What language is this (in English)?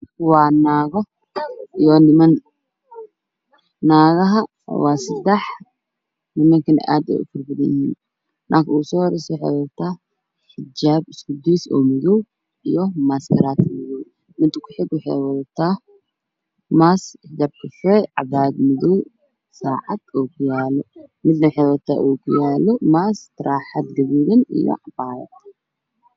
Somali